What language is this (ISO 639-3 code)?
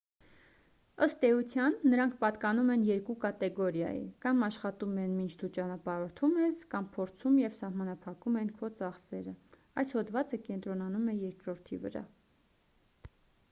hye